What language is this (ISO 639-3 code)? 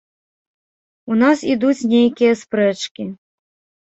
bel